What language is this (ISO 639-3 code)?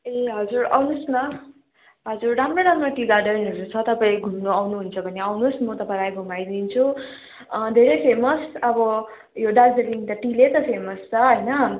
nep